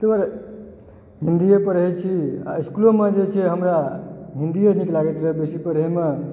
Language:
Maithili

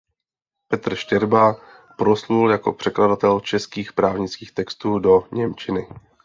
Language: Czech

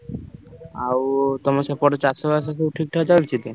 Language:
Odia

